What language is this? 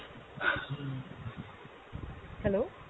Bangla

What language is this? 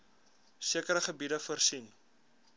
Afrikaans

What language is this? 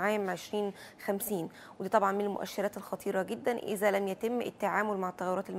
Arabic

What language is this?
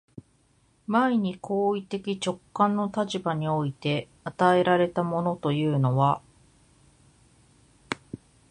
Japanese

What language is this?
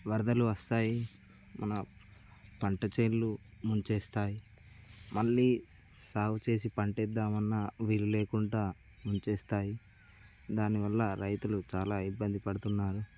Telugu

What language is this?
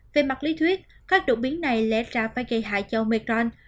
Vietnamese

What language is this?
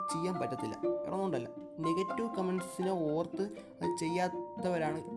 Malayalam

